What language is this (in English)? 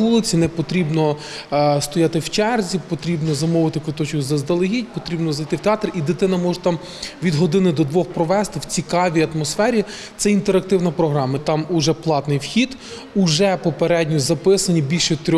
Ukrainian